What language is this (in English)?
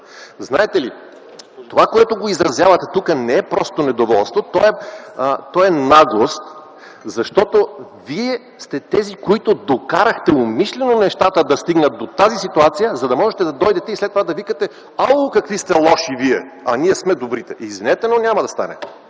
Bulgarian